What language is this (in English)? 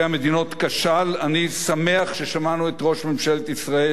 Hebrew